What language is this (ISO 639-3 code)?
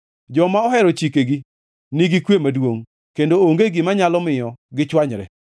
luo